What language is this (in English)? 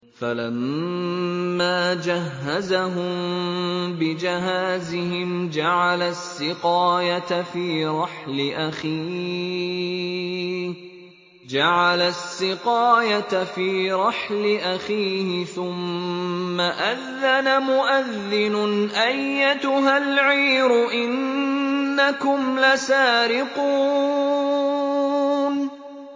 Arabic